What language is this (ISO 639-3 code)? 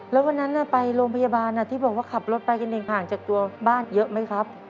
tha